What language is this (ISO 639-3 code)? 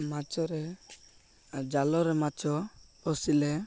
ori